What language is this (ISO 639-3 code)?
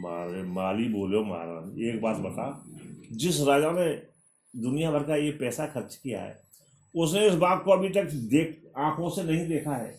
hin